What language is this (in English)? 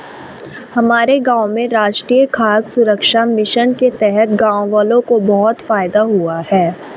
Hindi